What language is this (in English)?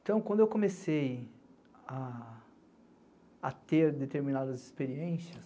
Portuguese